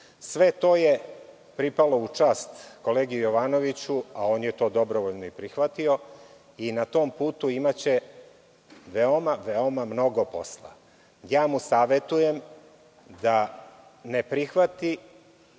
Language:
Serbian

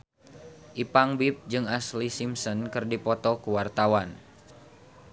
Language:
Sundanese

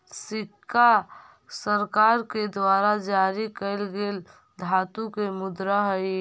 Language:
Magahi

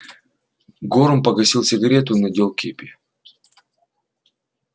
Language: Russian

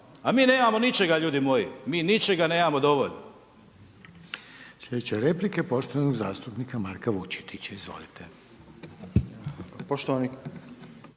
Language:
Croatian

